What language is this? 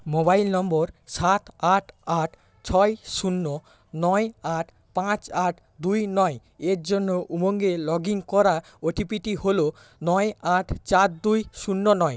Bangla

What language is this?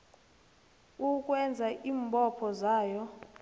South Ndebele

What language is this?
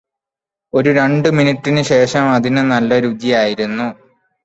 Malayalam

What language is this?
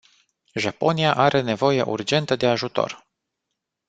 Romanian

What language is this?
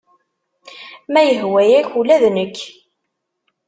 Kabyle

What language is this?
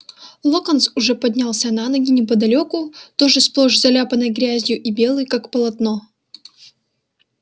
Russian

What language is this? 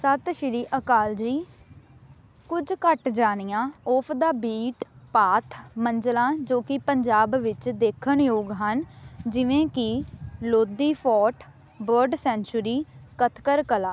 Punjabi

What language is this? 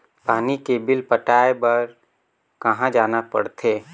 Chhattisgarhi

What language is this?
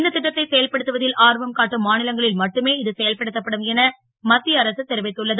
Tamil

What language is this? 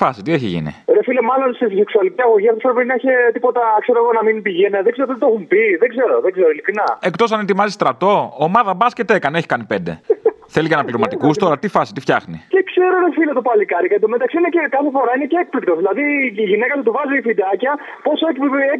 Greek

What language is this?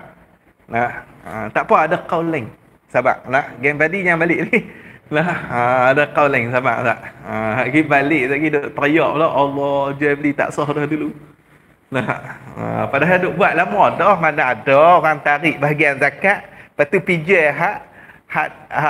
Malay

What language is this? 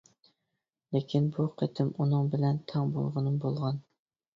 Uyghur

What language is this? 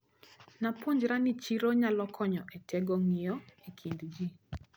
Luo (Kenya and Tanzania)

